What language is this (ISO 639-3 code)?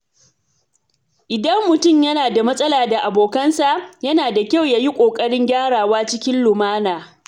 hau